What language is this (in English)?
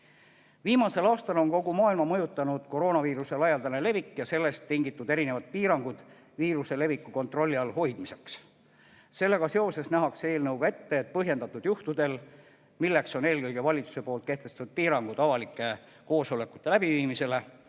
Estonian